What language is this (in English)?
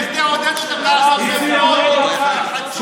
Hebrew